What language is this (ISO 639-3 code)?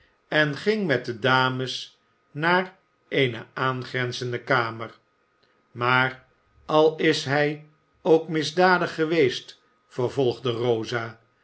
nld